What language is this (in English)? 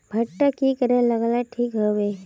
Magahi